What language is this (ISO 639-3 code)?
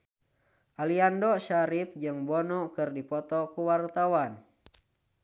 sun